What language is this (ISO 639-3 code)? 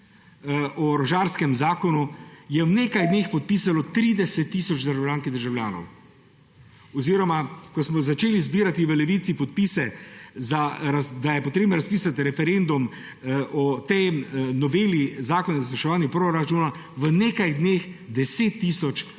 slv